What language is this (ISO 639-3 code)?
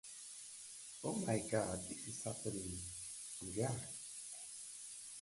eng